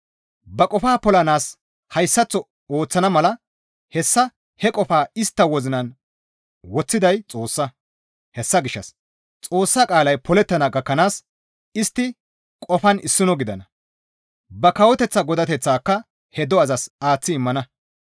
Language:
Gamo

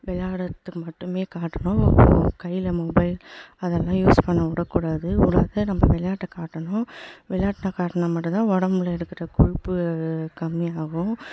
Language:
Tamil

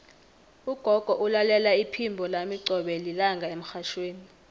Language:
South Ndebele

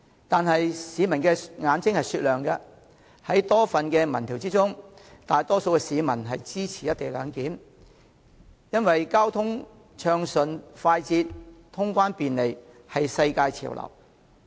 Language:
Cantonese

